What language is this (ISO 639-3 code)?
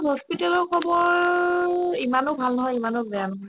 asm